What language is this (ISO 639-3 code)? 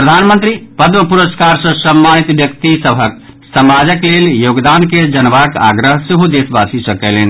mai